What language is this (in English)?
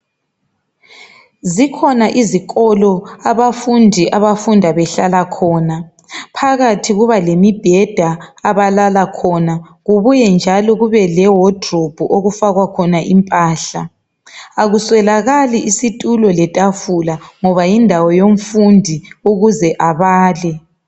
North Ndebele